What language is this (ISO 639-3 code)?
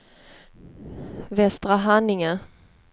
swe